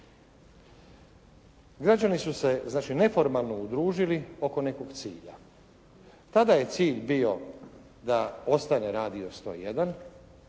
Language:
Croatian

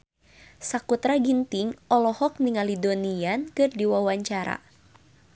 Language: Sundanese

